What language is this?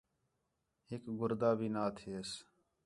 Khetrani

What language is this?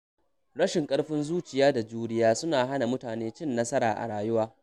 Hausa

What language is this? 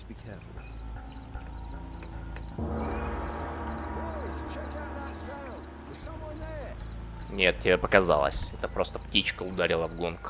Russian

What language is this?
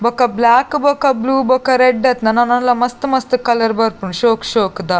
Tulu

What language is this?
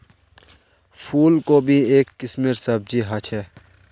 Magahi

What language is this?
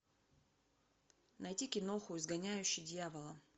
Russian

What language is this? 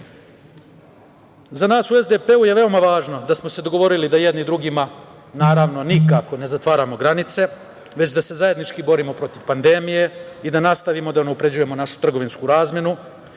Serbian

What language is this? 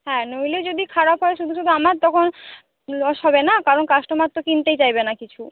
Bangla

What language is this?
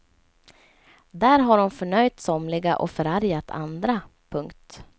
Swedish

